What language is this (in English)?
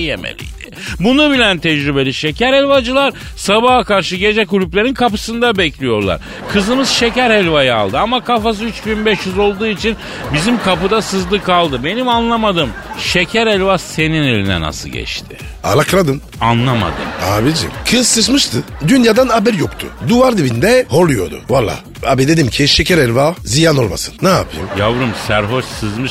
Turkish